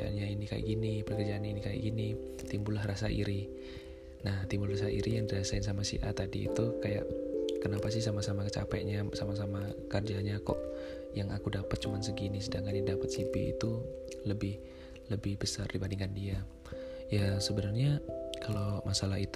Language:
Indonesian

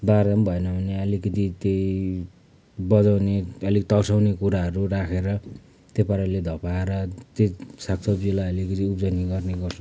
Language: Nepali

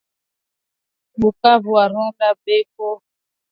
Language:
Swahili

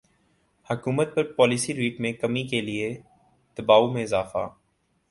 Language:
Urdu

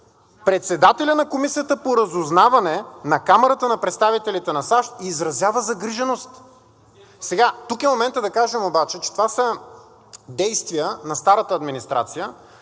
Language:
Bulgarian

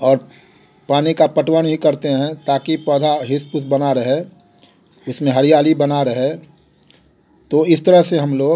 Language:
Hindi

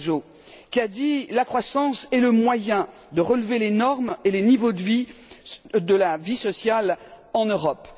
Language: French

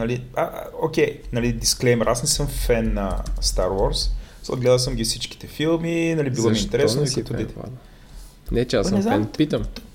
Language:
Bulgarian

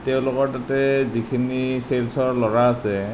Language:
Assamese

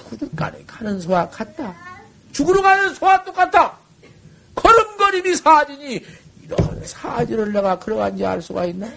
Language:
Korean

